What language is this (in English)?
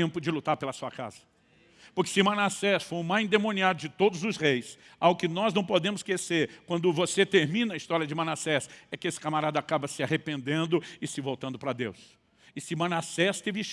Portuguese